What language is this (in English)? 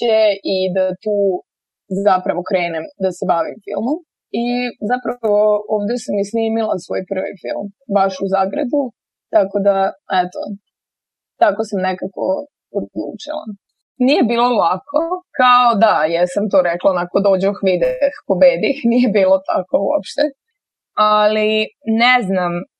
Croatian